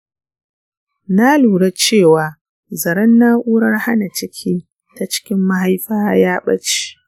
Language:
Hausa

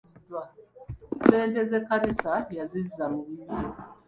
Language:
Ganda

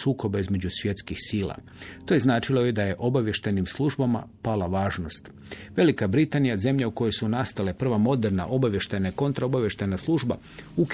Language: Croatian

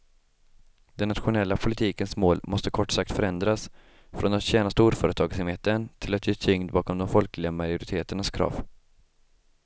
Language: Swedish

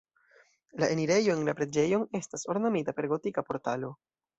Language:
Esperanto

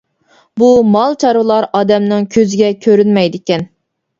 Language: Uyghur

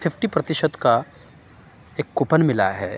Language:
Urdu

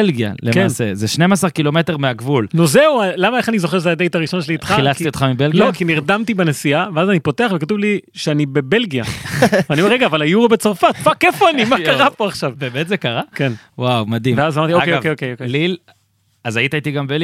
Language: Hebrew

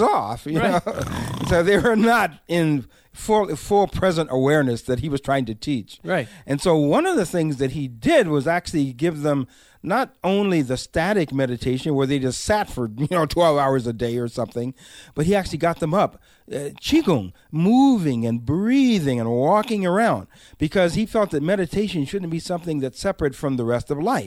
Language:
English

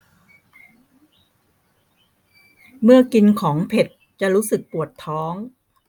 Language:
Thai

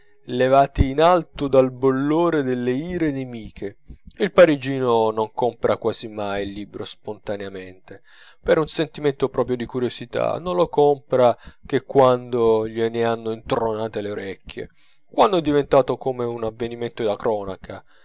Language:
Italian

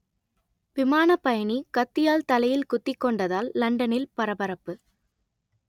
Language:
Tamil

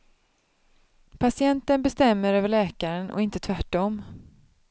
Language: Swedish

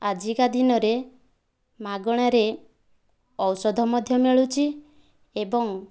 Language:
Odia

